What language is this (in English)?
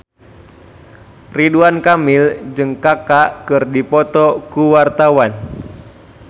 Sundanese